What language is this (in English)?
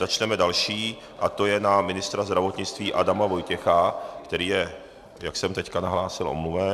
Czech